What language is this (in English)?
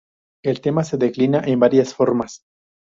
Spanish